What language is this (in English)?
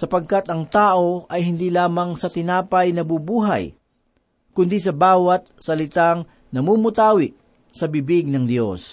Filipino